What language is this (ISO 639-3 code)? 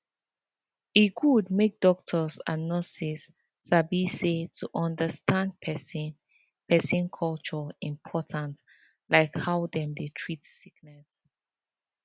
pcm